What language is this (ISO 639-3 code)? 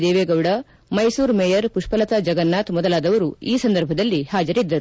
kan